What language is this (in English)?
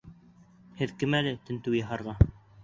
Bashkir